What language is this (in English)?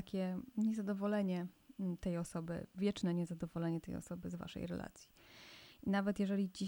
Polish